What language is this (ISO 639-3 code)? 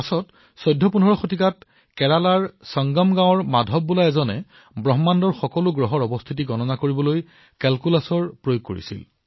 asm